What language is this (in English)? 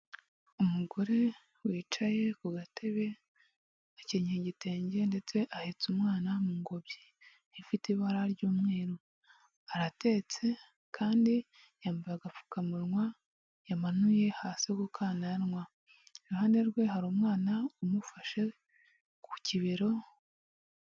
Kinyarwanda